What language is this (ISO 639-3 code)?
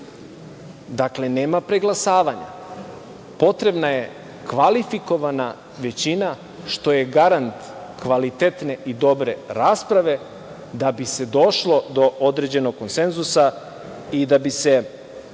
srp